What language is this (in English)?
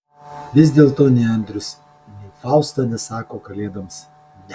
Lithuanian